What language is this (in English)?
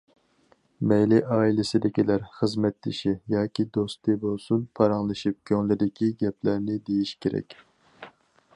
Uyghur